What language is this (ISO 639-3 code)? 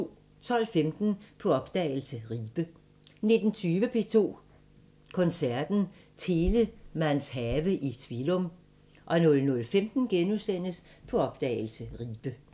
dan